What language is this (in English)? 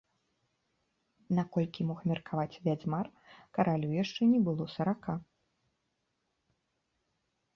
Belarusian